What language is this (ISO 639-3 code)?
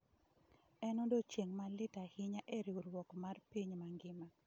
luo